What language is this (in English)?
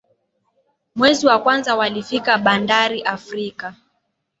Swahili